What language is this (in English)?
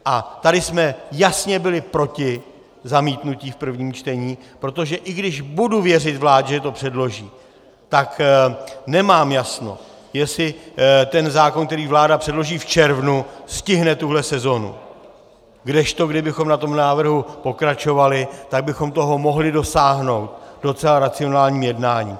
Czech